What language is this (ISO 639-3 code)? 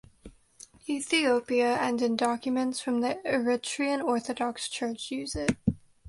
eng